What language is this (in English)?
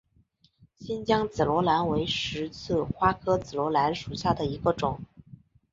Chinese